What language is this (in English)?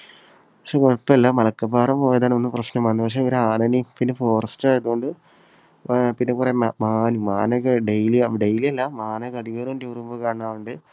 Malayalam